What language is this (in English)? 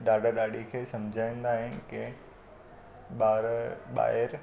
Sindhi